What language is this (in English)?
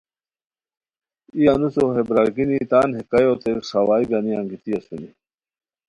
Khowar